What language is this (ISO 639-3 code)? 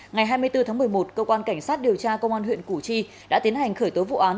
vie